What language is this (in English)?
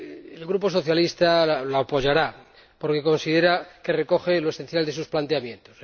Spanish